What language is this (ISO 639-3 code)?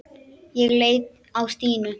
isl